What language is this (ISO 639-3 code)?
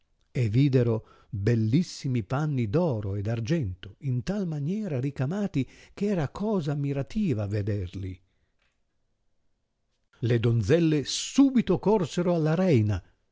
ita